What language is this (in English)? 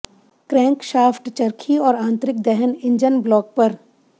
Hindi